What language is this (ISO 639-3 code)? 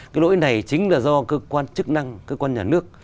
vie